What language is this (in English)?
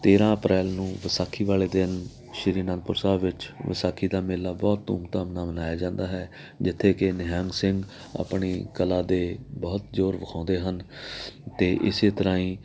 Punjabi